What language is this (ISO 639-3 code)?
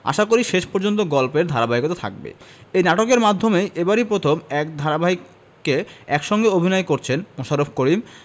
ben